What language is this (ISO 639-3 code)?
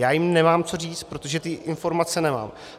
ces